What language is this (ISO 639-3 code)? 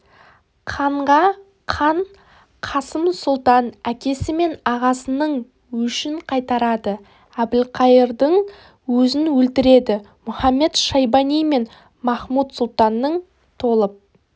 kaz